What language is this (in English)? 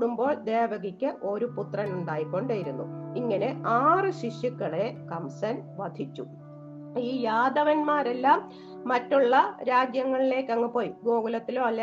Malayalam